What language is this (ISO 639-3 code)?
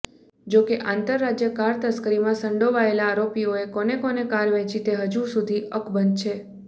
guj